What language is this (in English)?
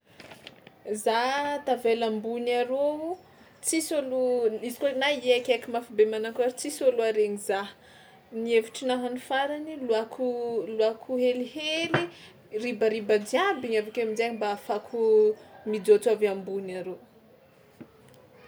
Tsimihety Malagasy